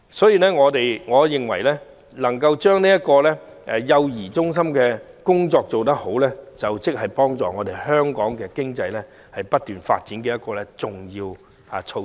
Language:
Cantonese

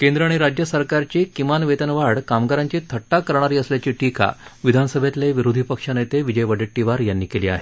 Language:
Marathi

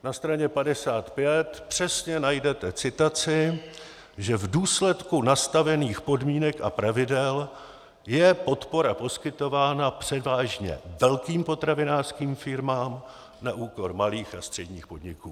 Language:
Czech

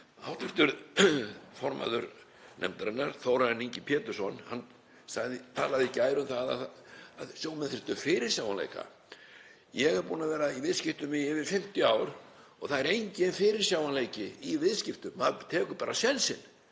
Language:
Icelandic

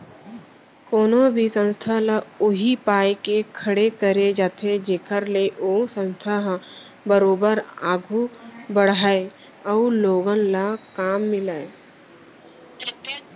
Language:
Chhattisgarhi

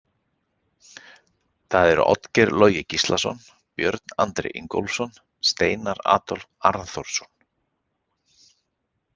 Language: Icelandic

